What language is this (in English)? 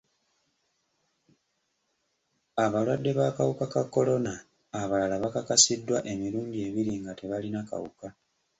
Ganda